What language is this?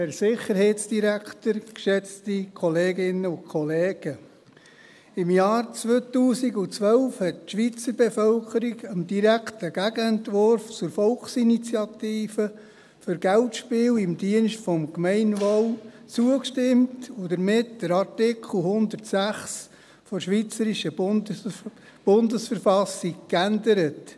Swiss German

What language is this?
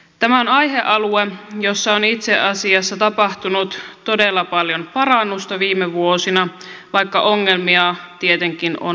Finnish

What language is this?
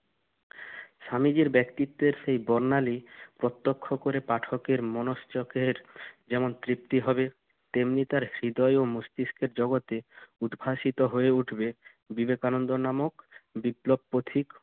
Bangla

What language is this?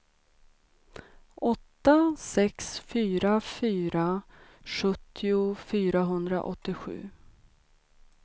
Swedish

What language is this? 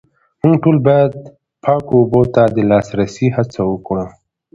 Pashto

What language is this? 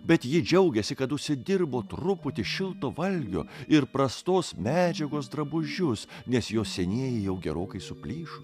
Lithuanian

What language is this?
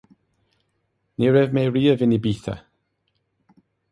Irish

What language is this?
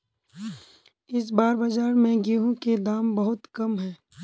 Magahi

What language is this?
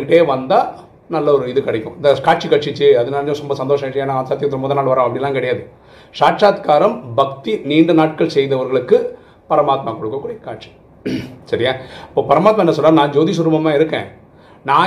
Tamil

